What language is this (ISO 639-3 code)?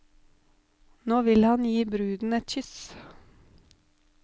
nor